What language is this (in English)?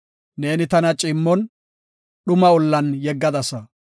Gofa